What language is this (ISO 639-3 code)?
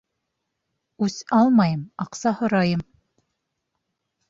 bak